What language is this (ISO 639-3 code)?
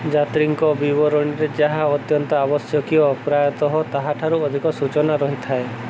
ori